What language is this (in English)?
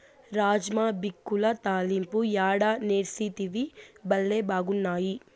Telugu